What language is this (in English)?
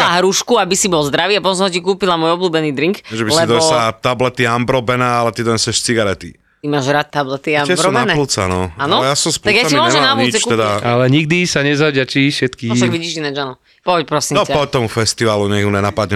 Slovak